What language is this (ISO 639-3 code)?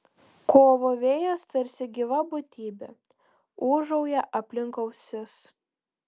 lit